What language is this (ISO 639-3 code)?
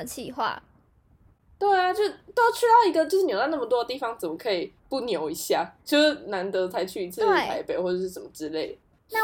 zho